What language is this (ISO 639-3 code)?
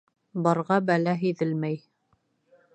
bak